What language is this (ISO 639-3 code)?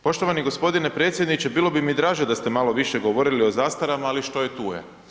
hrv